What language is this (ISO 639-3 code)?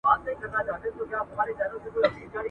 pus